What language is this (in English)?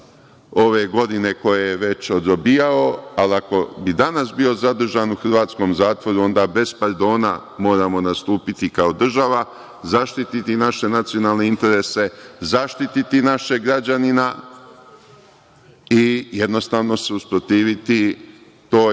Serbian